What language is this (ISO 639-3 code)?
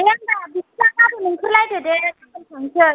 brx